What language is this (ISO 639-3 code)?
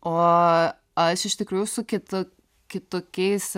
lit